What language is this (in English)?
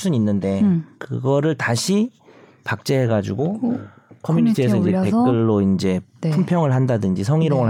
Korean